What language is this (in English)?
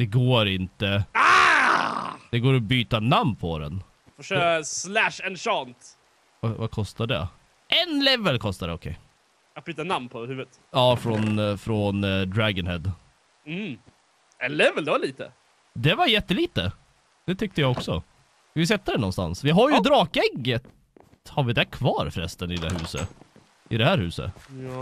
Swedish